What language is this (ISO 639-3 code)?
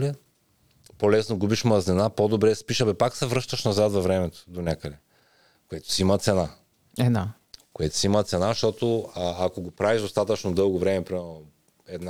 bul